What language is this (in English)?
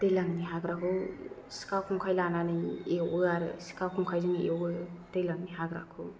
Bodo